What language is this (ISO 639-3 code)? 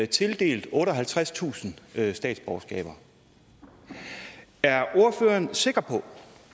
dan